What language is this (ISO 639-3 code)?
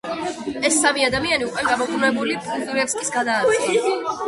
kat